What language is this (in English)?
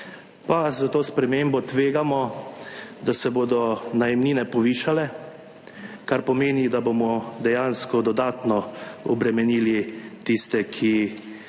Slovenian